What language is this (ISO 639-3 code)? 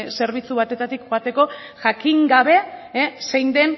eus